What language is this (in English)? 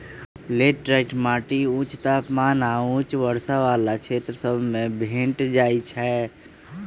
Magahi